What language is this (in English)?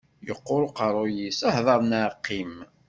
Kabyle